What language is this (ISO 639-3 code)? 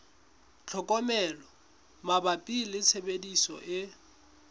sot